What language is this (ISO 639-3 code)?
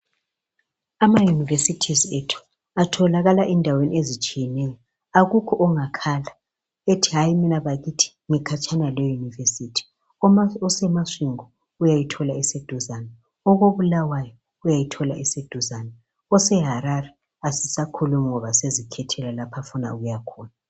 nde